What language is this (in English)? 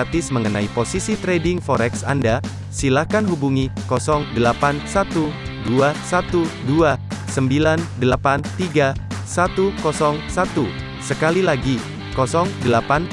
Indonesian